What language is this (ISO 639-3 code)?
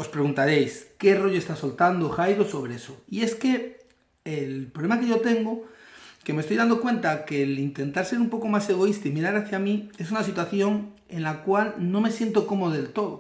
spa